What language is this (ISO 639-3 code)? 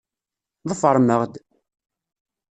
kab